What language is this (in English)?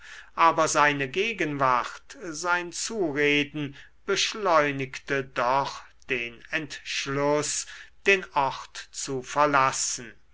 German